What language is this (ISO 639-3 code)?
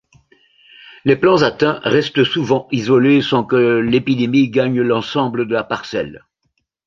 fra